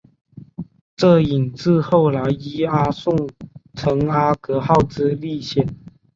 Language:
Chinese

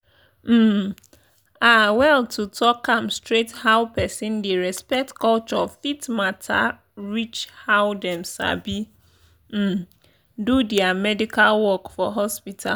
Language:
Nigerian Pidgin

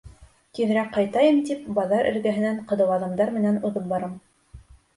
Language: Bashkir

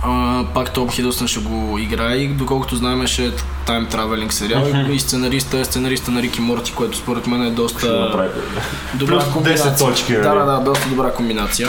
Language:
Bulgarian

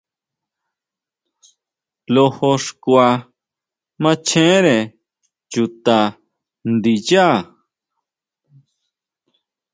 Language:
Huautla Mazatec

